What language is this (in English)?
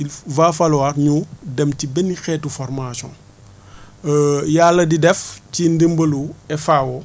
Wolof